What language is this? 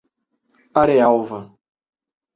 Portuguese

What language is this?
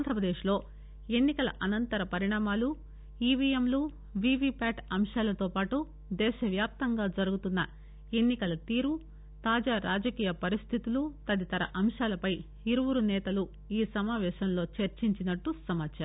Telugu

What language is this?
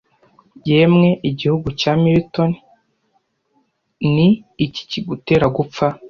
Kinyarwanda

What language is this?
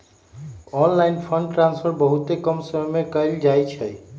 Magahi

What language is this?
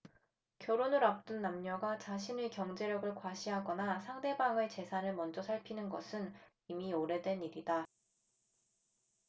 Korean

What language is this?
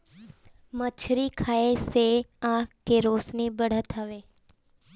Bhojpuri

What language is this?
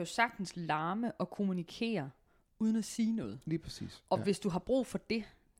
Danish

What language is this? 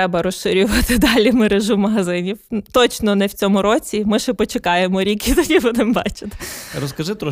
Ukrainian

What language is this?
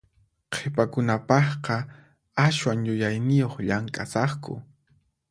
Puno Quechua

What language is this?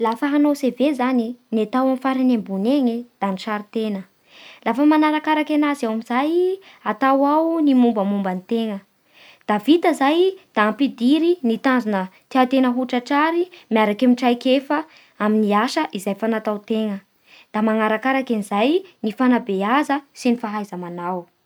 Bara Malagasy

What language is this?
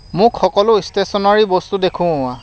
Assamese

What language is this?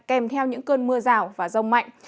Vietnamese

